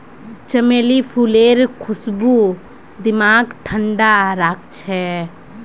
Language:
Magahi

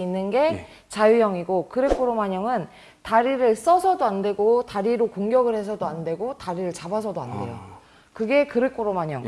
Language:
Korean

